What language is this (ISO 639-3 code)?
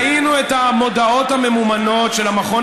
heb